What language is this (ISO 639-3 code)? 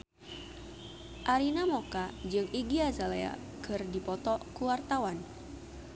sun